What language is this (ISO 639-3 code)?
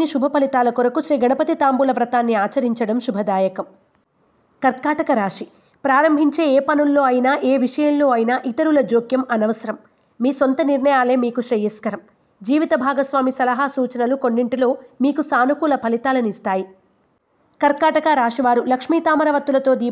tel